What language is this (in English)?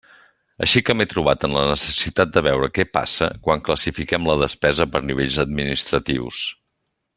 Catalan